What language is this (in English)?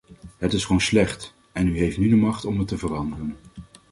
Dutch